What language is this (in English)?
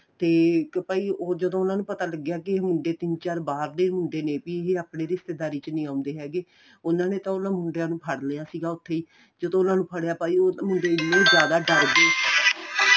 Punjabi